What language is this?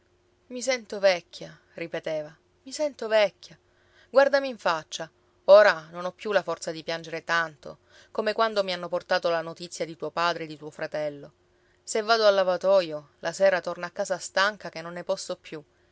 Italian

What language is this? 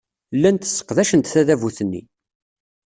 Kabyle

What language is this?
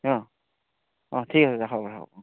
Assamese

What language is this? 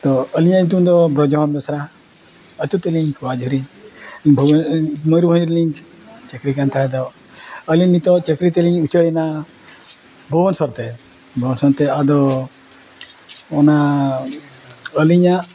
Santali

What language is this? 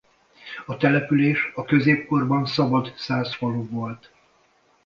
Hungarian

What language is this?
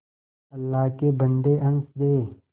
Hindi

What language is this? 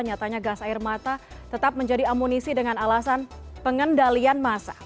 Indonesian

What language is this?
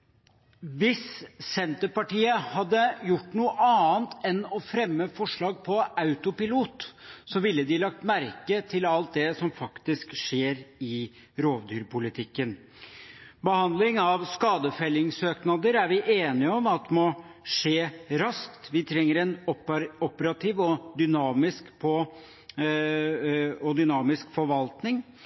Norwegian Bokmål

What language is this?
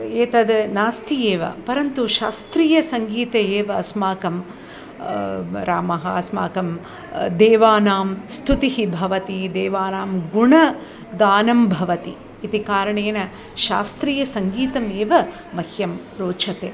Sanskrit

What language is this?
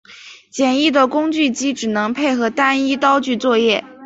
Chinese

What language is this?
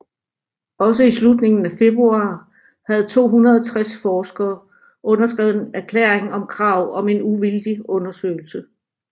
Danish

